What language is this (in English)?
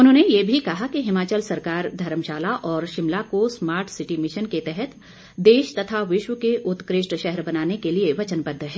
Hindi